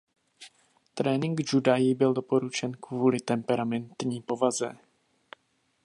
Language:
Czech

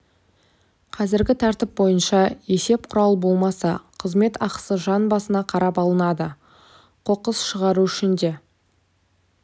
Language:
Kazakh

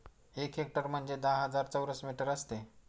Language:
Marathi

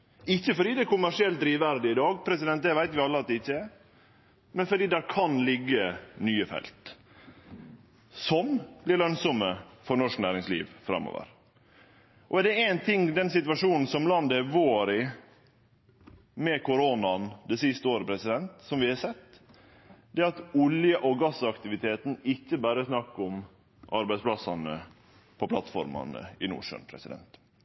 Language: Norwegian Nynorsk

